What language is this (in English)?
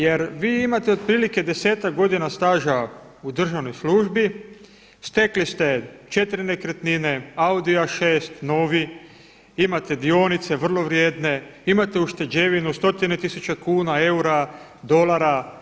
Croatian